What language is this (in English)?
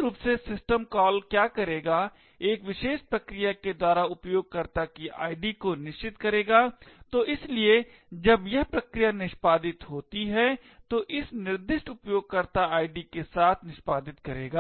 Hindi